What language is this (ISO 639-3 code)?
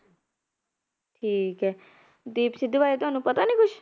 pan